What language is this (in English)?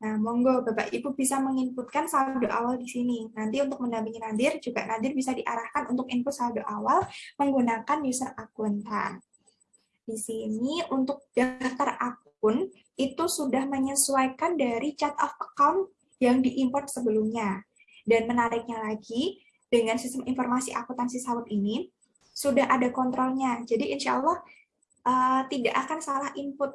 Indonesian